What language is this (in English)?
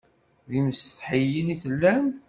Kabyle